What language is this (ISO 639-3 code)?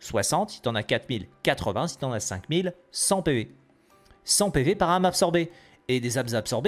fra